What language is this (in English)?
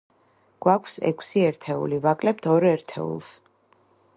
Georgian